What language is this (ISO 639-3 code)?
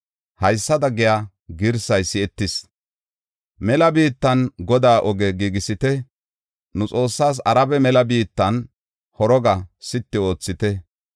gof